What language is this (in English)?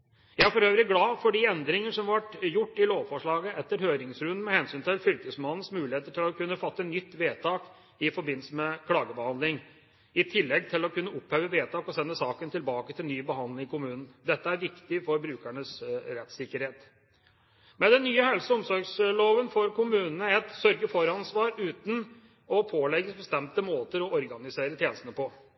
Norwegian Bokmål